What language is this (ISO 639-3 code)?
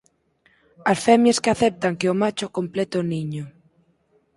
glg